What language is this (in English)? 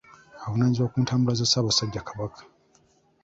Ganda